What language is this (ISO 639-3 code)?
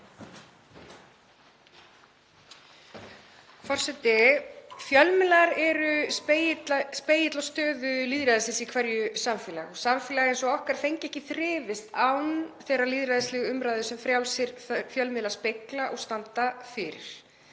isl